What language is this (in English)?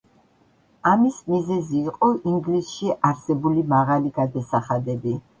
Georgian